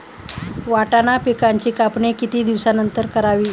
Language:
Marathi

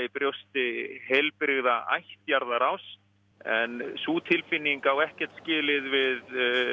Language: Icelandic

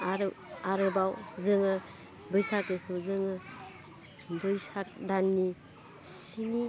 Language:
Bodo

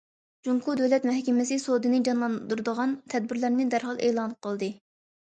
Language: Uyghur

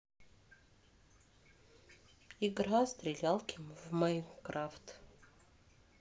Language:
Russian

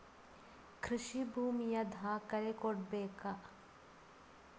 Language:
Kannada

